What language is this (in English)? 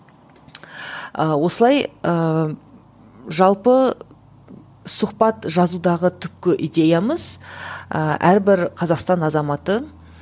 Kazakh